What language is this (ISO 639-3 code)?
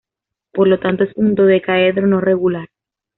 spa